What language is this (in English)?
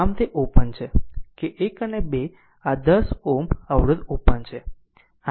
Gujarati